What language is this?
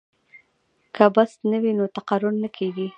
Pashto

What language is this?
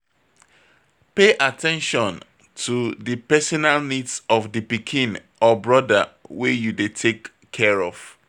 Nigerian Pidgin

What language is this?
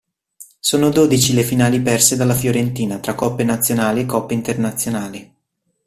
Italian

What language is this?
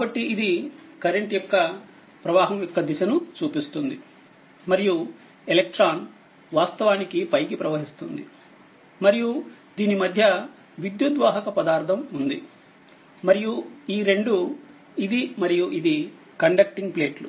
Telugu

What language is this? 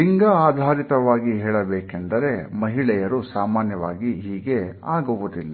Kannada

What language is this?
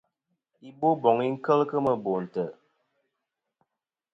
Kom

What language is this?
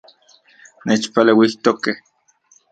Central Puebla Nahuatl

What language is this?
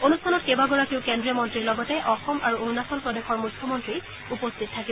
Assamese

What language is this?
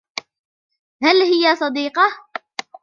Arabic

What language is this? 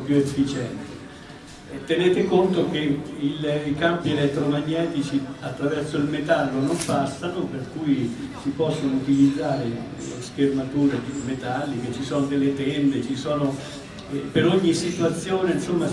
Italian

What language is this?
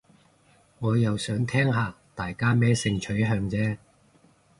Cantonese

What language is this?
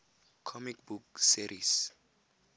Tswana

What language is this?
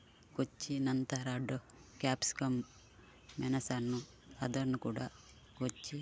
Kannada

